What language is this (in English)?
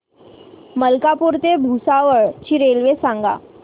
Marathi